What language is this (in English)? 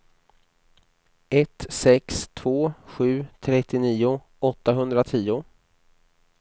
Swedish